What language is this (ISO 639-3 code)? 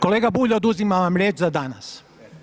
hrv